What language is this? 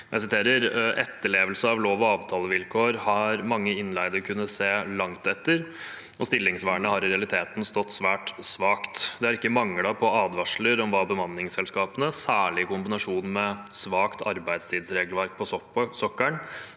Norwegian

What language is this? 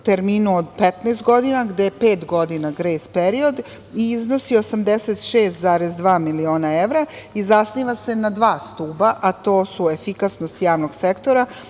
Serbian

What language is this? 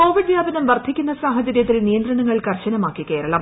Malayalam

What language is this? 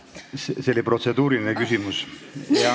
Estonian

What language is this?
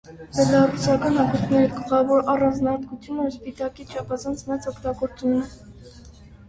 Armenian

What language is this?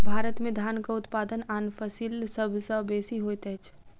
Maithili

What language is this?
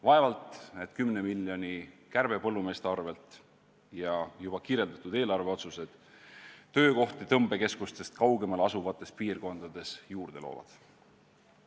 Estonian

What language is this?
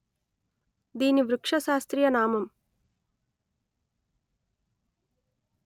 Telugu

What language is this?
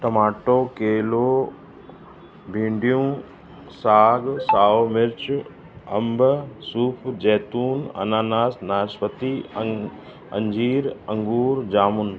Sindhi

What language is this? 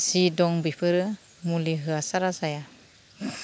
Bodo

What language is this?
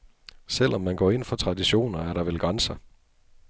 Danish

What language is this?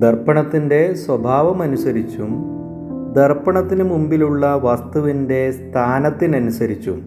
Malayalam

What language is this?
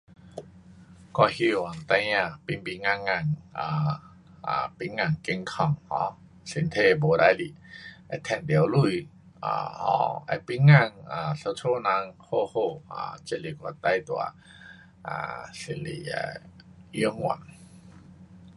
Pu-Xian Chinese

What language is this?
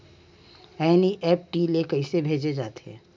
Chhattisgarhi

